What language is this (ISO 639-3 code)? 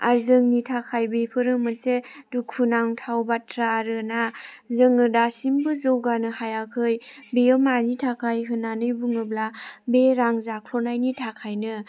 brx